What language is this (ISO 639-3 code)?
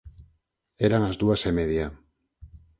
glg